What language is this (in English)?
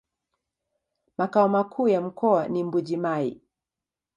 Swahili